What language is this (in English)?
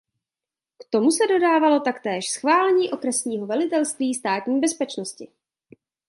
Czech